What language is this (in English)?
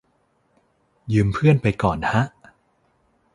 Thai